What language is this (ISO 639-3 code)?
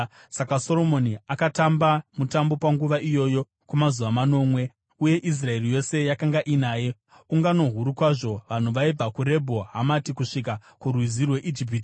sna